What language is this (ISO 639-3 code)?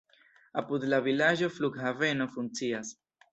epo